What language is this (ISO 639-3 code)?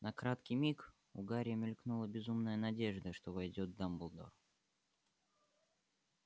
rus